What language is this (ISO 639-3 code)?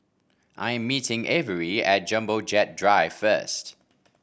eng